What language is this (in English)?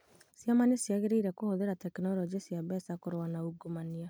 Kikuyu